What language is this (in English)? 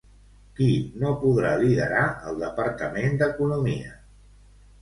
Catalan